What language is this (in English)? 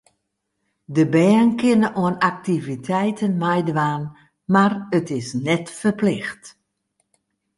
Western Frisian